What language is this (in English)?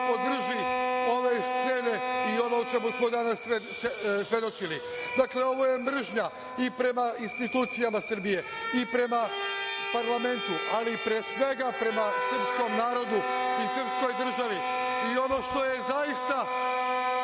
Serbian